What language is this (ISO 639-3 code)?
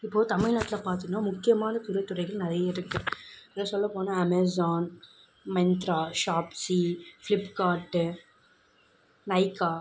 tam